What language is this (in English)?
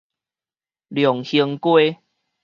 Min Nan Chinese